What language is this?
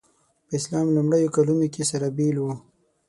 Pashto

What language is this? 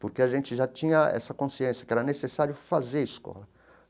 Portuguese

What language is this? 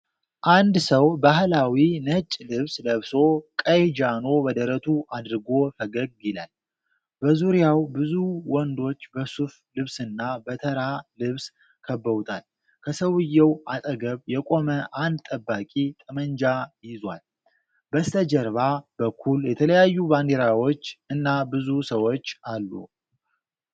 Amharic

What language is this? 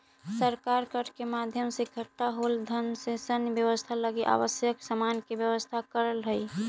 Magahi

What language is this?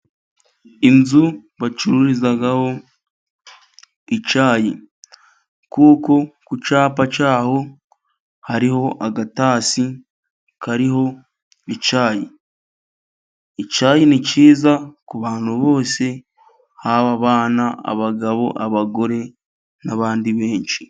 Kinyarwanda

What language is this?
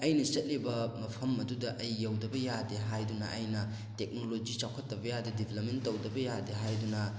Manipuri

